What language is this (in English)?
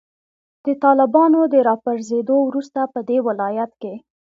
Pashto